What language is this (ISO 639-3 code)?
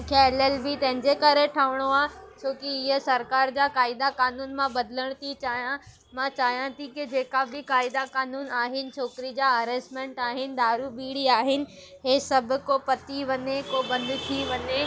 snd